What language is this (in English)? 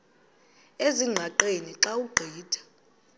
Xhosa